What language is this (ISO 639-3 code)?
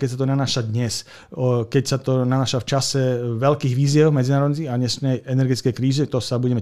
slk